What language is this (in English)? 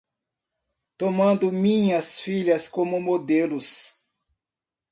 Portuguese